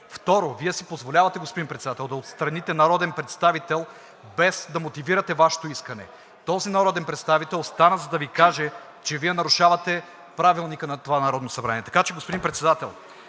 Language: Bulgarian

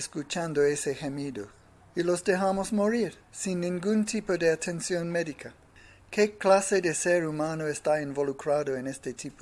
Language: Spanish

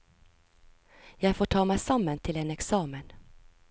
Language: Norwegian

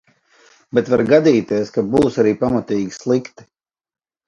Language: Latvian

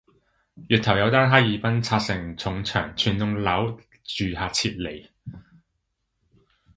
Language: Cantonese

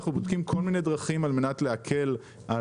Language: Hebrew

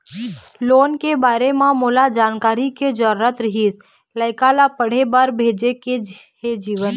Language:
Chhattisgarhi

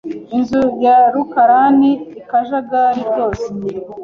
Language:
Kinyarwanda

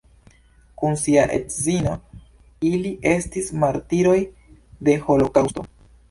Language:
Esperanto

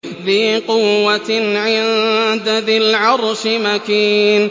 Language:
Arabic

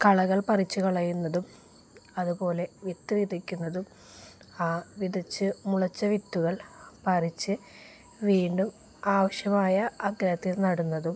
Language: Malayalam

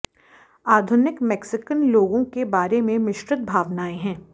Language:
Hindi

